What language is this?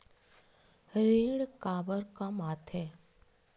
Chhattisgarhi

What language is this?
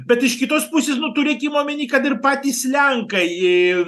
Lithuanian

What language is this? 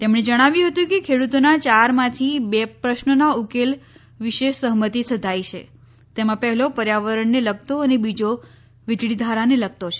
Gujarati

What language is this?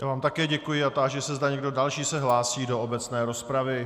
Czech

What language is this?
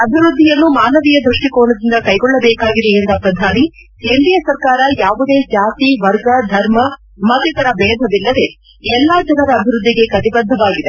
Kannada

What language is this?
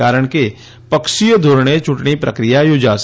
Gujarati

